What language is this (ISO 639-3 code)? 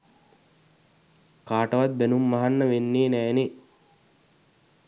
sin